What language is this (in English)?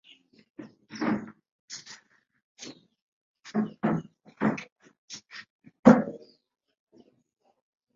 Ganda